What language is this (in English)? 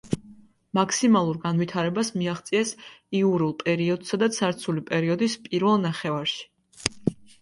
Georgian